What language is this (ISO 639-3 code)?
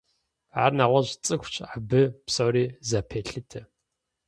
kbd